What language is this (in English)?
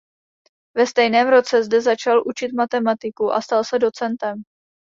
Czech